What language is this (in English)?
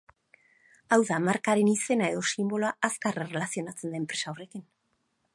Basque